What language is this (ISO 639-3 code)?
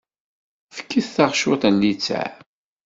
kab